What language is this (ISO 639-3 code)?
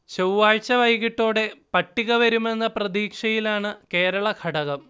mal